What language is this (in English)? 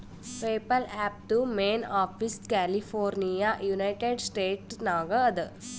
Kannada